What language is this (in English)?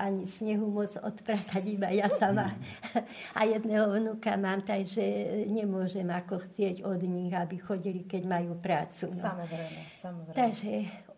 Slovak